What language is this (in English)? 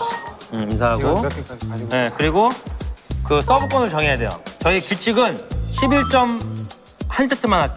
Korean